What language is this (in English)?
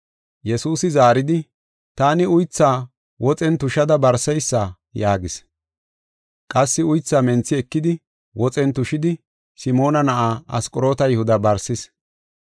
Gofa